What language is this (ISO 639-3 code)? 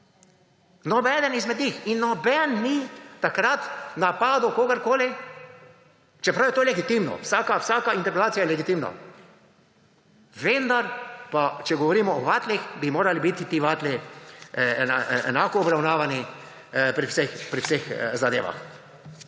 slv